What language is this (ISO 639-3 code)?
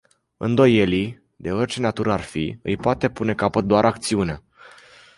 ron